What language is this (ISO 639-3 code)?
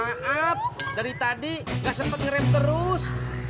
ind